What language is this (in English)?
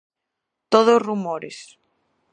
Galician